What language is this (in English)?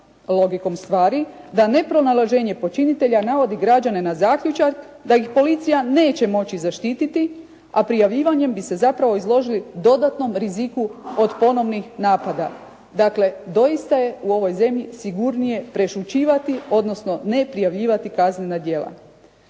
Croatian